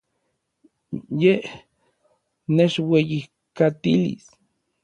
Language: Orizaba Nahuatl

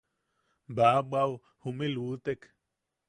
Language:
Yaqui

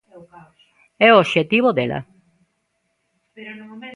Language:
Galician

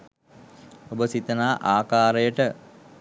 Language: Sinhala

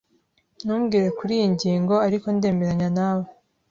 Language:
Kinyarwanda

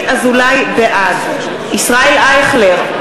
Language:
Hebrew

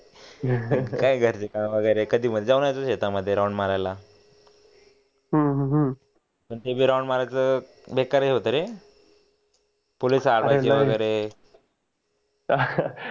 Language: Marathi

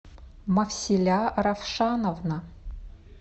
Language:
Russian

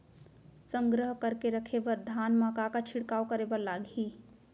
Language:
Chhattisgarhi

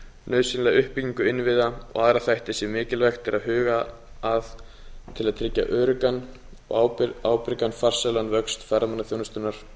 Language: Icelandic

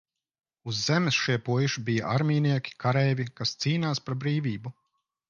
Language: Latvian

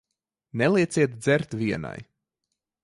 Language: Latvian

